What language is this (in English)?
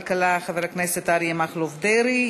Hebrew